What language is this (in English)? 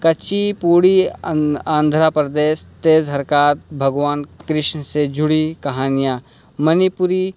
Urdu